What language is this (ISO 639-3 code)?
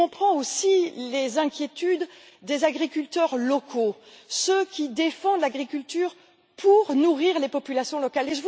fra